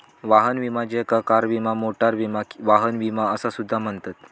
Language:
Marathi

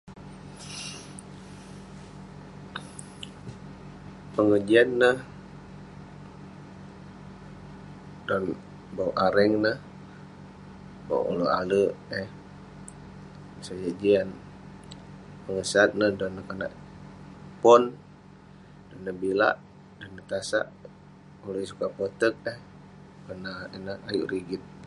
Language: Western Penan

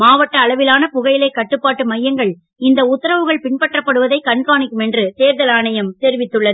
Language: Tamil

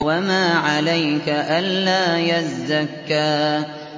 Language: Arabic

